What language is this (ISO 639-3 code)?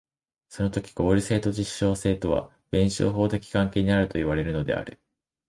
jpn